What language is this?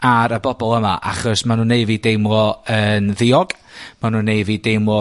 Welsh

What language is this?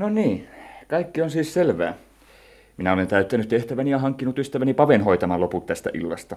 Finnish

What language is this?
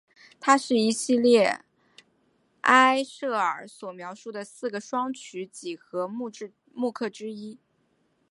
Chinese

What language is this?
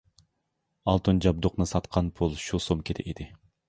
Uyghur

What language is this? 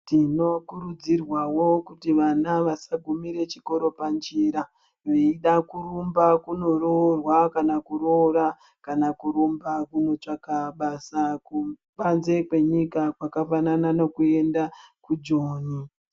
Ndau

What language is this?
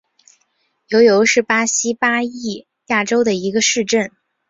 Chinese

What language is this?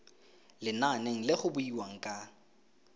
Tswana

